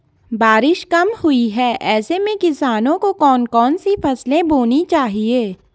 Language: Hindi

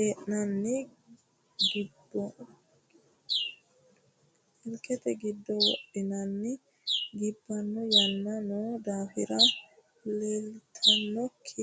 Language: Sidamo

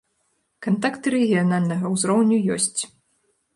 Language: Belarusian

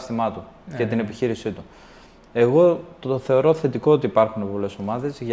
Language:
Greek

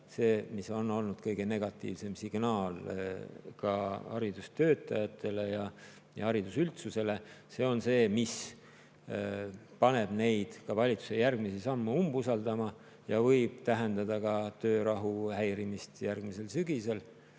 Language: Estonian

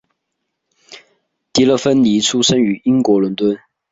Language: Chinese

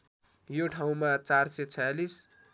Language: Nepali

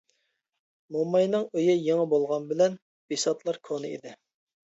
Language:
Uyghur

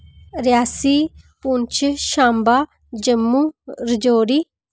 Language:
Dogri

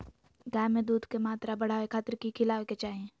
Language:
Magahi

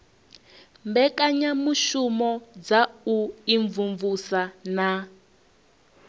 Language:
Venda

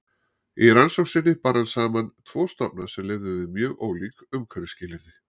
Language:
Icelandic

